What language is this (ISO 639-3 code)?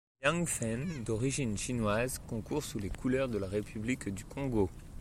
fra